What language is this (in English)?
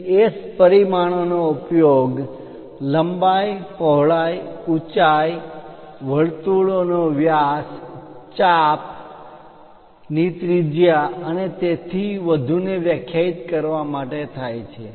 Gujarati